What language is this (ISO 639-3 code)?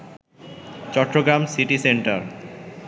ben